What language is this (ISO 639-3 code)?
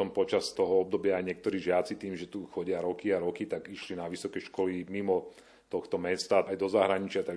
slk